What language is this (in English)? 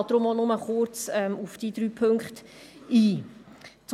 Swiss German